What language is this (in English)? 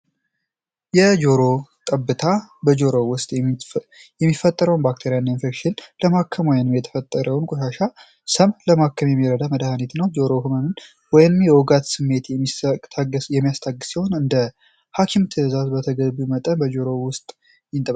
Amharic